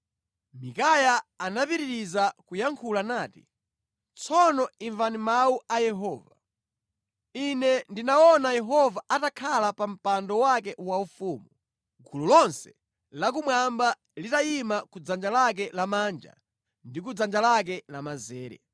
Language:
Nyanja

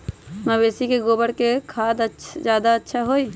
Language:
Magahi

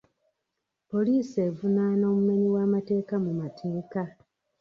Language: Ganda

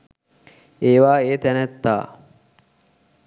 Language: Sinhala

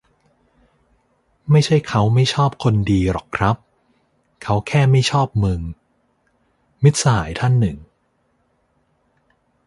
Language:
Thai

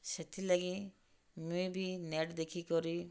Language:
Odia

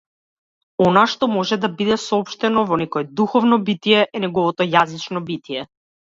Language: Macedonian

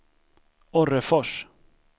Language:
Swedish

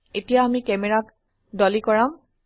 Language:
Assamese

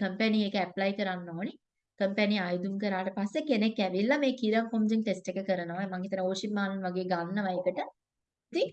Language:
Turkish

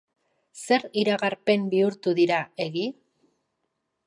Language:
Basque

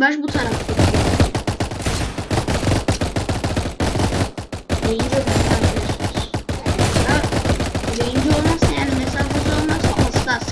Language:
Turkish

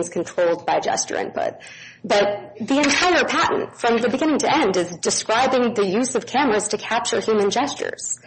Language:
English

